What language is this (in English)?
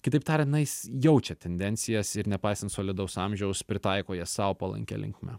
Lithuanian